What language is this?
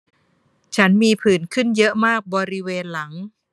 Thai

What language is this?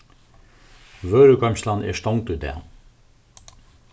Faroese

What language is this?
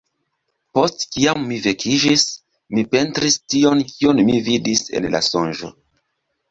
Esperanto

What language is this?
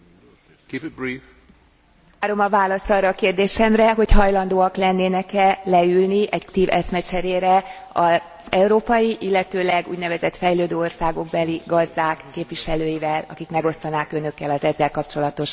Hungarian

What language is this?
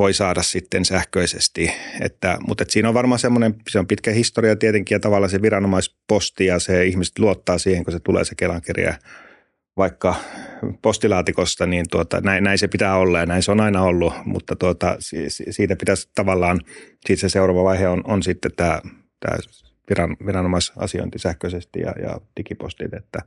Finnish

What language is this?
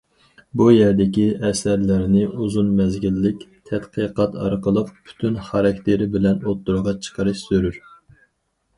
Uyghur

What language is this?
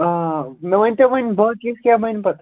Kashmiri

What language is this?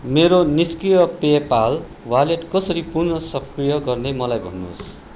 Nepali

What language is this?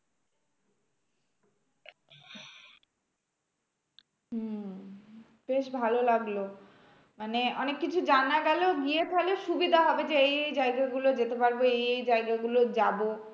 Bangla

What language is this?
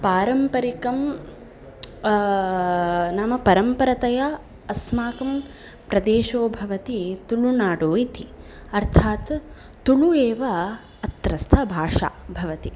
Sanskrit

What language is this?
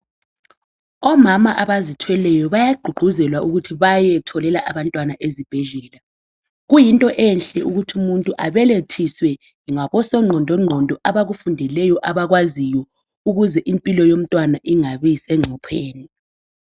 North Ndebele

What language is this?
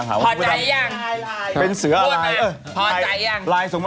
Thai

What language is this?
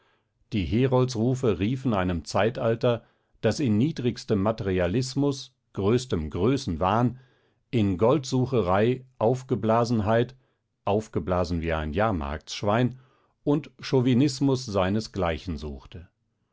German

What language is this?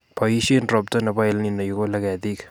Kalenjin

